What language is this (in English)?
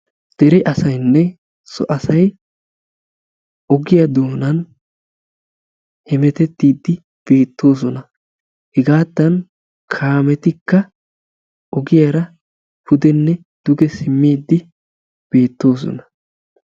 Wolaytta